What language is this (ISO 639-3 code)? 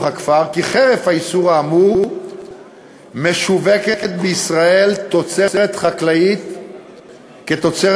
heb